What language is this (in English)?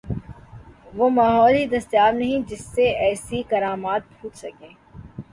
Urdu